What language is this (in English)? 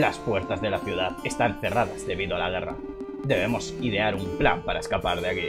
Spanish